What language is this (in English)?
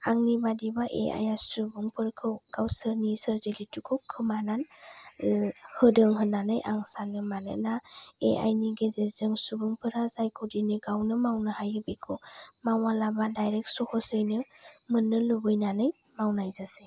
Bodo